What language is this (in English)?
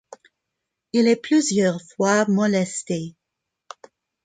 French